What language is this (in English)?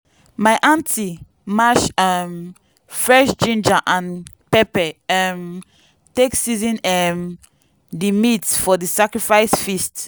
Nigerian Pidgin